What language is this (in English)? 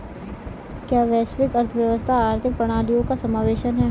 Hindi